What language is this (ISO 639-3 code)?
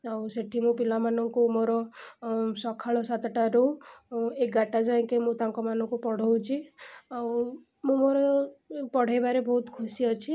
ori